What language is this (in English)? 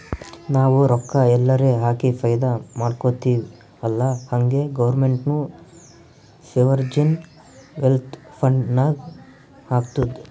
Kannada